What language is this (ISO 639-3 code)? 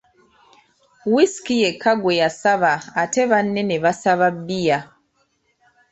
lug